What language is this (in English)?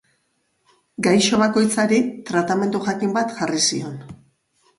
Basque